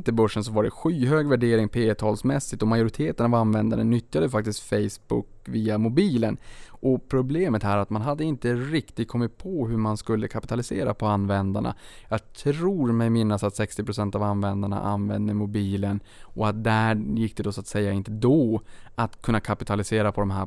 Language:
Swedish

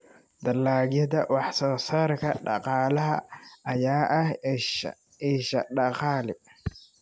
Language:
Somali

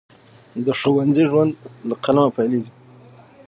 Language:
Pashto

